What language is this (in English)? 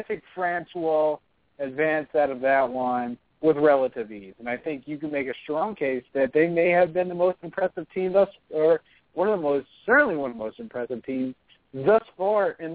English